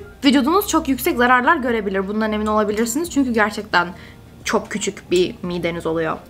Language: Turkish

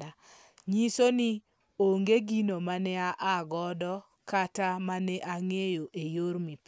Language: Luo (Kenya and Tanzania)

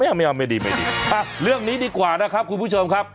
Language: Thai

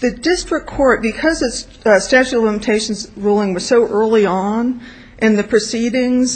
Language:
English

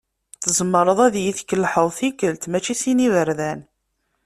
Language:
Kabyle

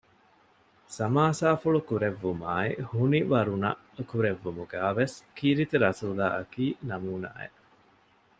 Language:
Divehi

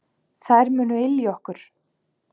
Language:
Icelandic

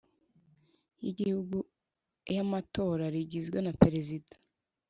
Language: Kinyarwanda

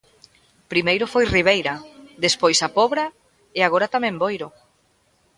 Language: Galician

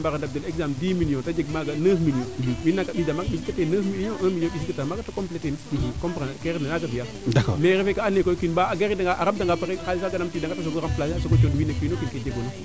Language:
Serer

